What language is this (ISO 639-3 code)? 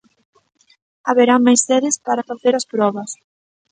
glg